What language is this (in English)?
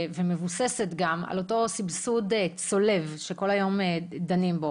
Hebrew